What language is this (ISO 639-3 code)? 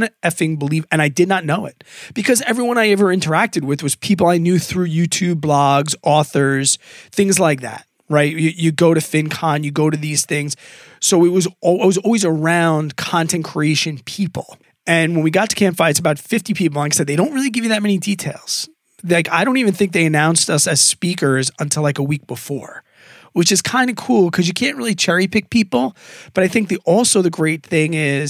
eng